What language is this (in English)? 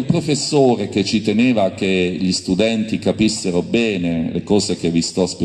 Italian